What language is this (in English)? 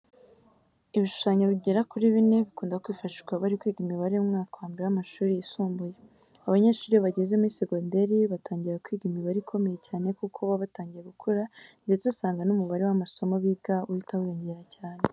Kinyarwanda